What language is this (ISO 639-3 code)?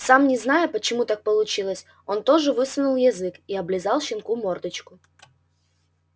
rus